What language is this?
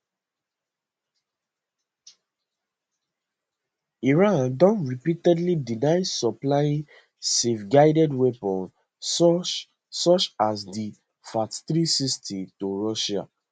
Nigerian Pidgin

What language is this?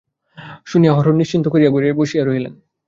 Bangla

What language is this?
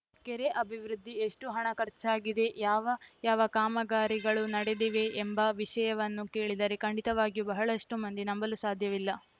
Kannada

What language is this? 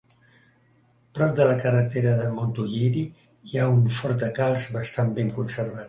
Catalan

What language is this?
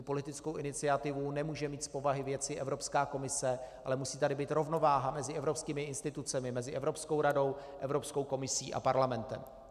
Czech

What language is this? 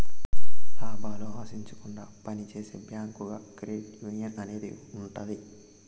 Telugu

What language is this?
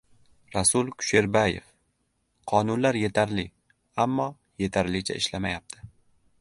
Uzbek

